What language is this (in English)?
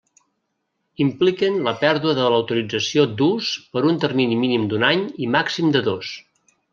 Catalan